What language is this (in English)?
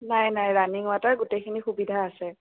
Assamese